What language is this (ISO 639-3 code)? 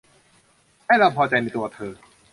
tha